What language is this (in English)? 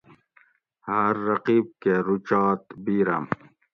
Gawri